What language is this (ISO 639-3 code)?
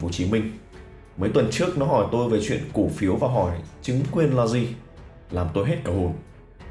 vie